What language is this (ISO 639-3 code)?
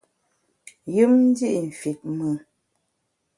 bax